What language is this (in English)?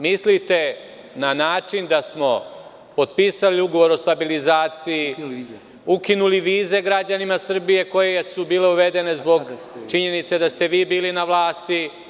Serbian